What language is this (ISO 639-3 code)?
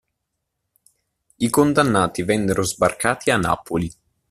ita